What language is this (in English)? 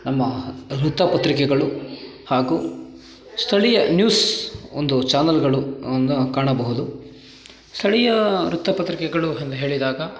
Kannada